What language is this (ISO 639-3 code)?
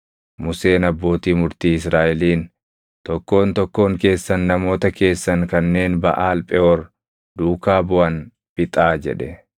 orm